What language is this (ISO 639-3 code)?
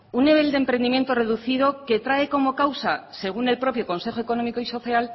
spa